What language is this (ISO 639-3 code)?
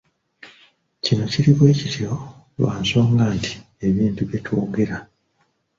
lug